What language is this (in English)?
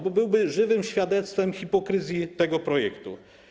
Polish